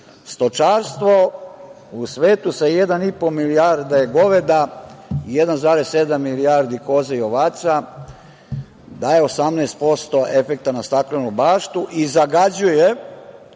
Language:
Serbian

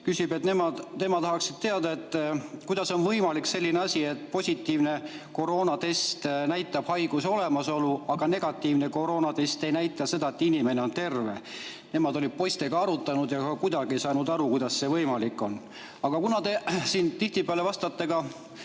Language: Estonian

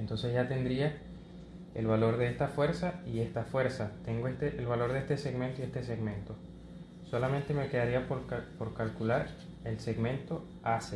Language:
Spanish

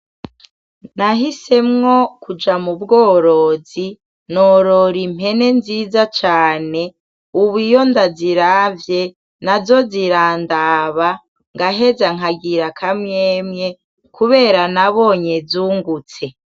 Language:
Rundi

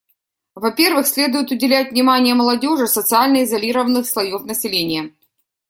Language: Russian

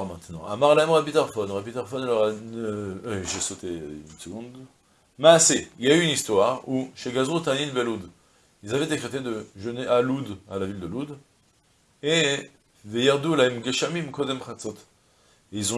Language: French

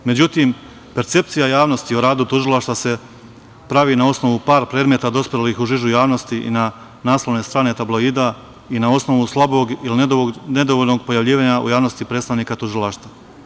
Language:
Serbian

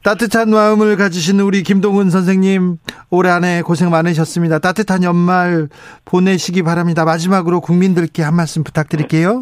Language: Korean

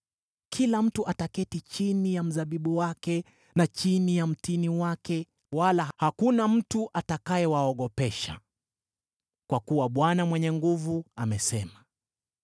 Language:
Swahili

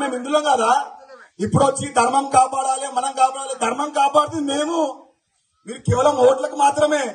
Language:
Telugu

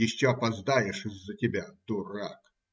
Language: Russian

